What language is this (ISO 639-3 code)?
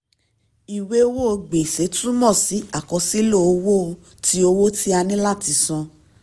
yor